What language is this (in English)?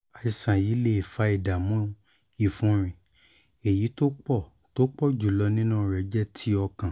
Yoruba